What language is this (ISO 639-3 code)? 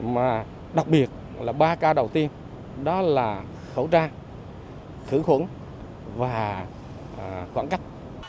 vie